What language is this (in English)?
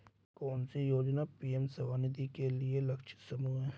Hindi